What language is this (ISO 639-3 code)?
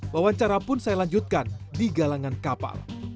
ind